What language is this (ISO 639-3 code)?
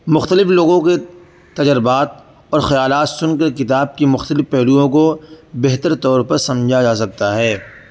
urd